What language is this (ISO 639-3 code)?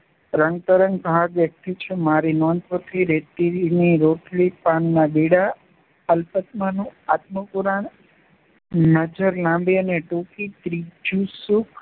guj